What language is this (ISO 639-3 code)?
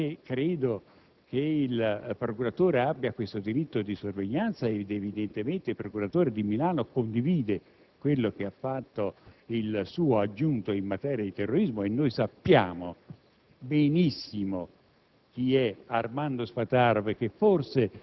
ita